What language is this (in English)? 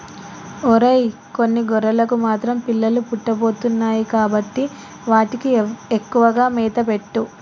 Telugu